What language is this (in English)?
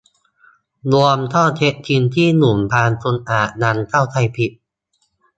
Thai